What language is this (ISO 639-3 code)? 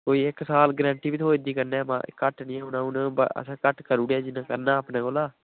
doi